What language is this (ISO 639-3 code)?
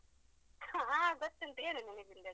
kan